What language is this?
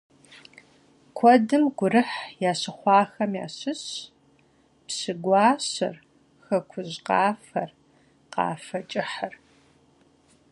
Kabardian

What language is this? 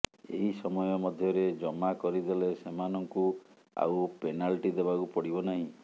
Odia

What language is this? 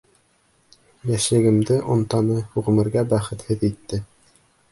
Bashkir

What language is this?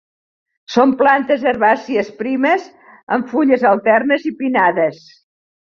Catalan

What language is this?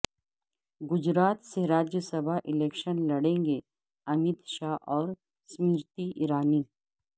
Urdu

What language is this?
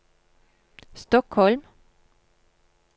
Norwegian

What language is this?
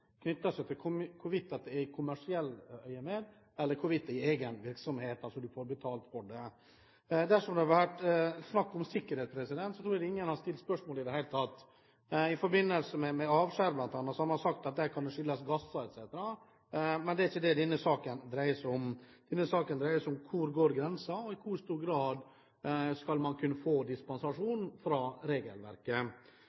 Norwegian Bokmål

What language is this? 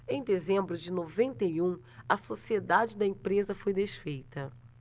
Portuguese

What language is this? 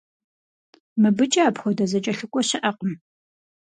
Kabardian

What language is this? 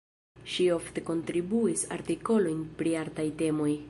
Esperanto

